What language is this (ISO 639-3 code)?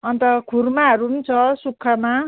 nep